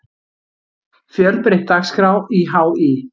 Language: Icelandic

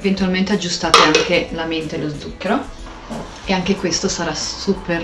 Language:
Italian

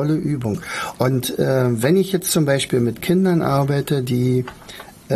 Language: German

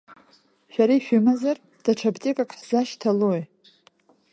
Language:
Abkhazian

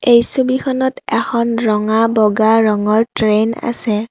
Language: Assamese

